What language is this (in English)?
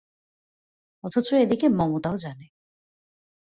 Bangla